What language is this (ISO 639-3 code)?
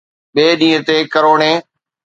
snd